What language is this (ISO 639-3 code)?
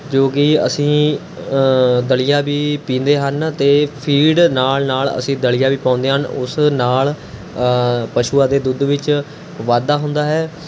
pan